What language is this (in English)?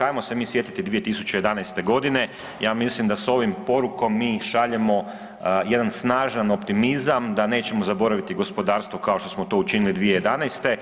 Croatian